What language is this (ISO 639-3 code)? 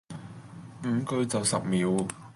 yue